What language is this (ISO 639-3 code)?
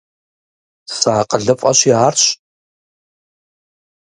kbd